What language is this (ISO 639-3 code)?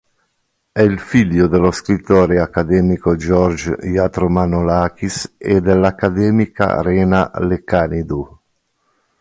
ita